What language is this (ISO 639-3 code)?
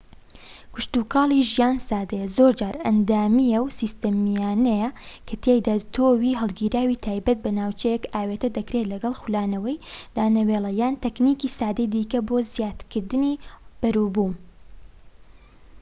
ckb